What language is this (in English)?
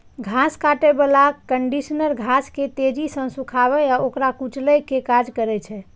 Maithili